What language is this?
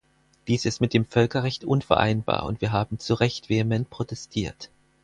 German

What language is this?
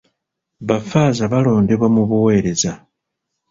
Ganda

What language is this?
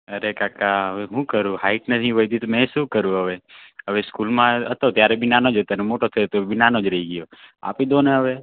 Gujarati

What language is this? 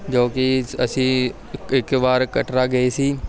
Punjabi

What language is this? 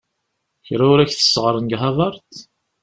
Kabyle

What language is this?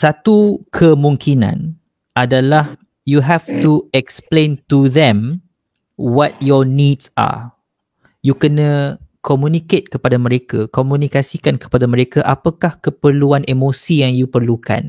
Malay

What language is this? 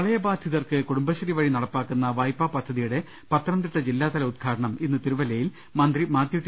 Malayalam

